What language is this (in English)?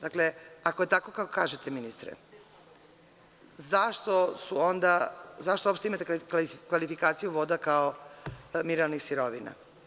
Serbian